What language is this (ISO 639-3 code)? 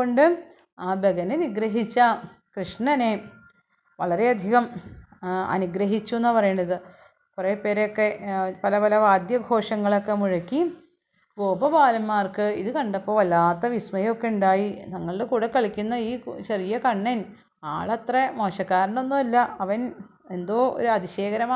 mal